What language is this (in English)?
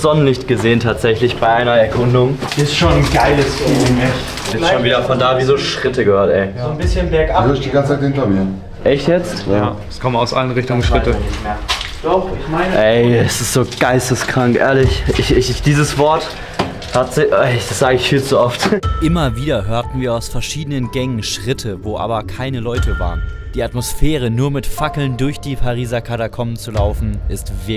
German